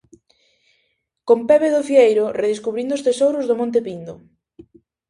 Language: Galician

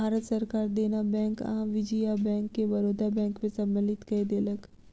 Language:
Maithili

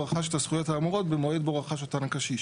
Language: Hebrew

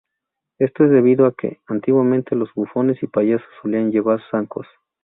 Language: Spanish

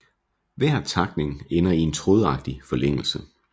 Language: Danish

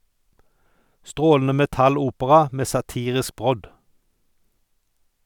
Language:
Norwegian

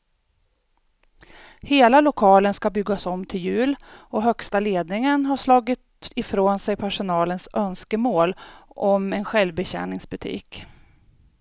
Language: Swedish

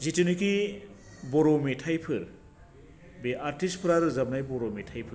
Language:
Bodo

